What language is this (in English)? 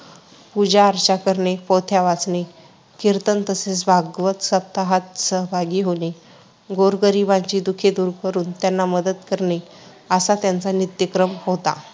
Marathi